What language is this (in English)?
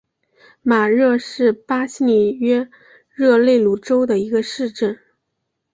Chinese